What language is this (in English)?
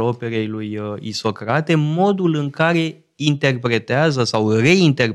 Romanian